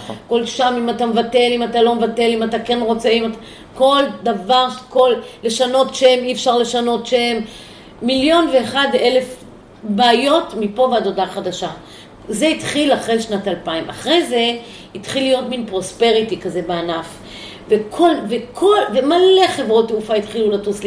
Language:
Hebrew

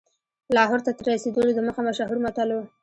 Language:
Pashto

